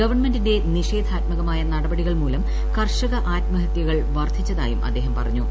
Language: Malayalam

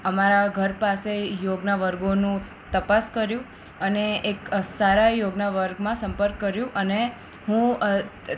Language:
Gujarati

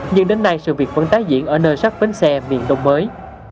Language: Vietnamese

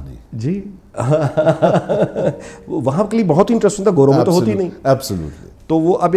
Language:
Hindi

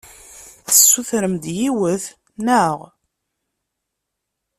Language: Kabyle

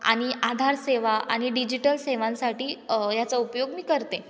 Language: Marathi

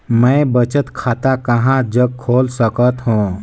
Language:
Chhattisgarhi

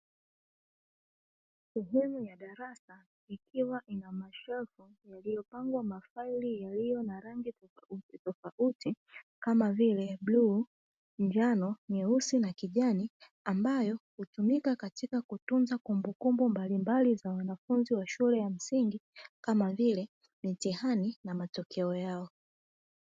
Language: Swahili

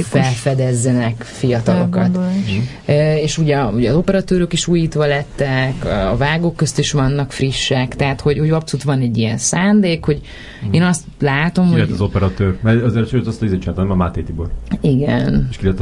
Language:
Hungarian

